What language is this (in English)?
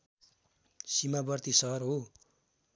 Nepali